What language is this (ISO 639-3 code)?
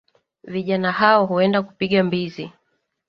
swa